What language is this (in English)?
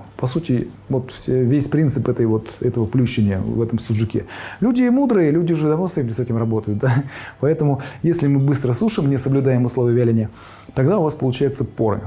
Russian